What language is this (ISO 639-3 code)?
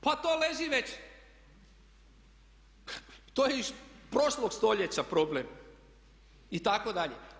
hrv